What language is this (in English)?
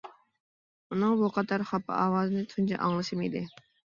Uyghur